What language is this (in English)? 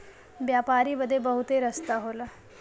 Bhojpuri